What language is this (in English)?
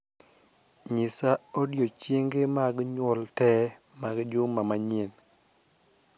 Luo (Kenya and Tanzania)